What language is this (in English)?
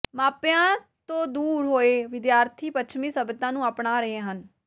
Punjabi